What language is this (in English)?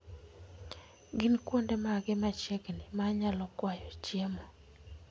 Luo (Kenya and Tanzania)